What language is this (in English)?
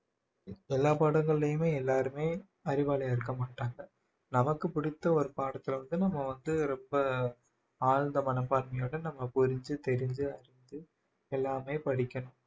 Tamil